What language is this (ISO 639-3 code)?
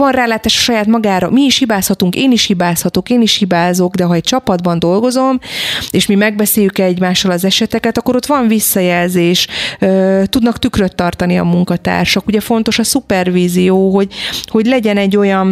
hun